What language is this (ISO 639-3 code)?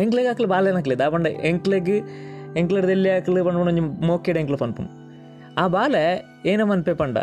kan